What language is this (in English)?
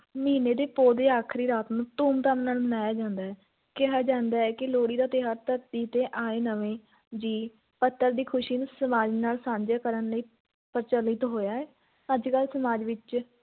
Punjabi